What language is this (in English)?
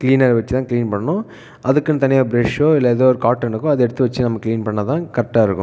Tamil